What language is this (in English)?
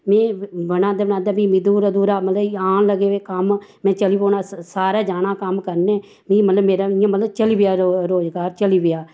Dogri